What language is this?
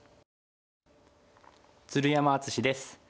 Japanese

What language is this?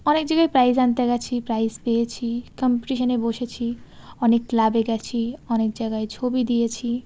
Bangla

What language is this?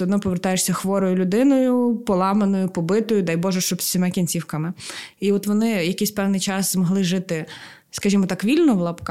Ukrainian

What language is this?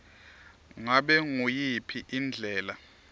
Swati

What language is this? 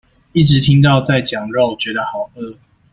Chinese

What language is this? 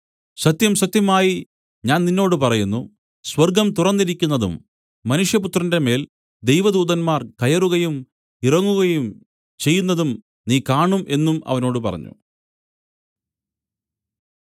Malayalam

